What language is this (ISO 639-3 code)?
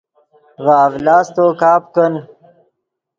ydg